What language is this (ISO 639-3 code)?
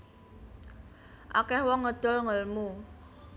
jav